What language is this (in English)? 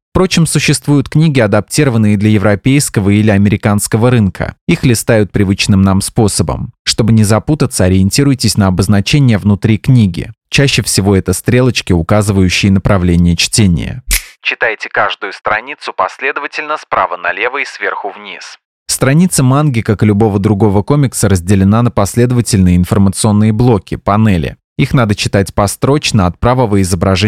Russian